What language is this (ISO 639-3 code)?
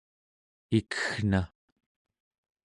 esu